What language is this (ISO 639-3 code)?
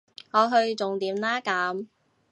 yue